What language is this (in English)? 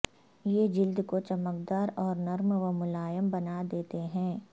Urdu